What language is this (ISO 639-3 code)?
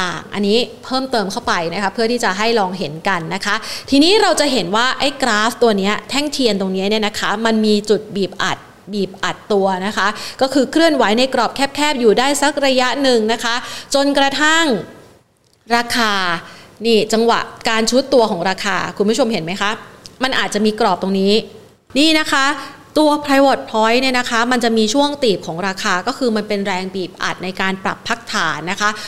tha